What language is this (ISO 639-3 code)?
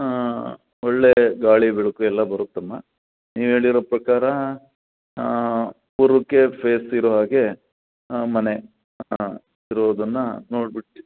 kan